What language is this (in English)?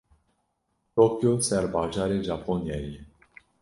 Kurdish